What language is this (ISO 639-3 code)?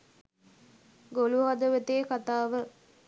sin